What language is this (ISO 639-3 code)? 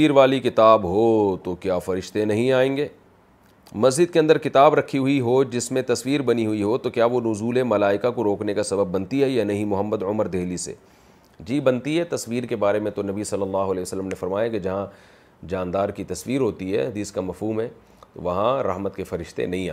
urd